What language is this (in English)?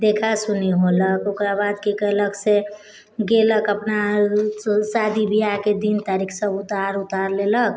Maithili